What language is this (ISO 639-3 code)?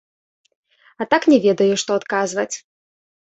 bel